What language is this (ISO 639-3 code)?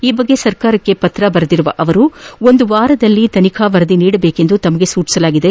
kan